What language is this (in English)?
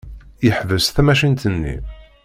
Kabyle